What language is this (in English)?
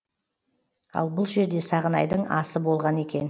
Kazakh